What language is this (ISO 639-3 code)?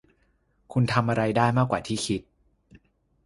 tha